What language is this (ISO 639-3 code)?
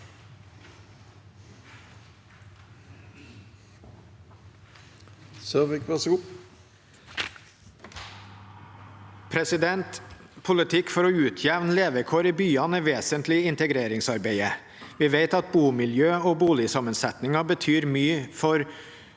nor